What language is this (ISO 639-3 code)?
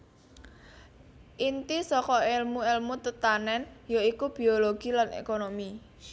jav